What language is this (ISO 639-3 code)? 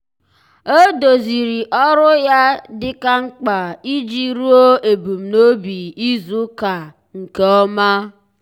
ibo